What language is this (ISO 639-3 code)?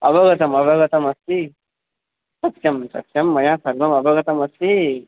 san